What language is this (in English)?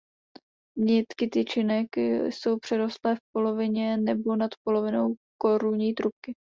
Czech